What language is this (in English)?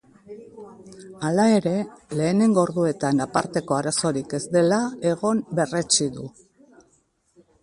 Basque